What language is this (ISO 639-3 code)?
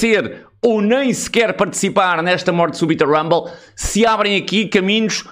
por